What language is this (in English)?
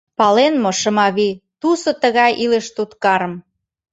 Mari